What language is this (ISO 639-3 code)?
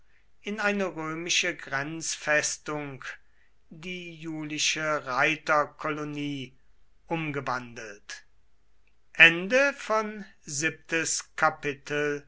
deu